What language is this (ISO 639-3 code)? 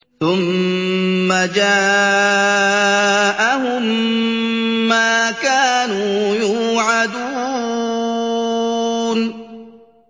ara